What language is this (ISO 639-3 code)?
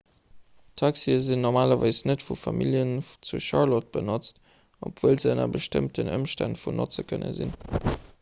ltz